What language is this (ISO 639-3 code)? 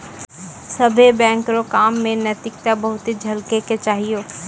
mai